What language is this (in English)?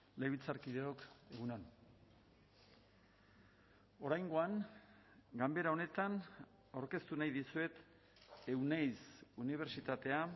Basque